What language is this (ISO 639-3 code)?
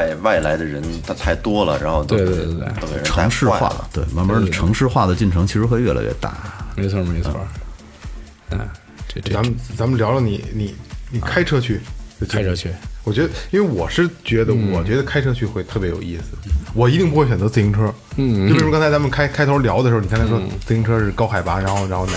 zho